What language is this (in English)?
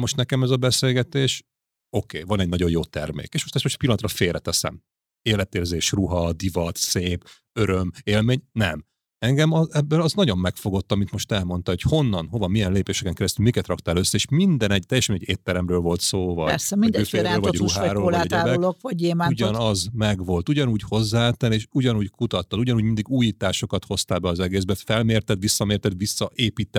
Hungarian